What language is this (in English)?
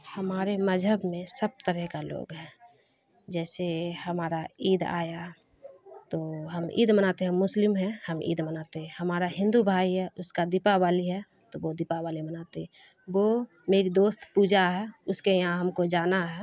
Urdu